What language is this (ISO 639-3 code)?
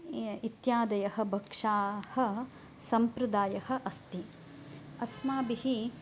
san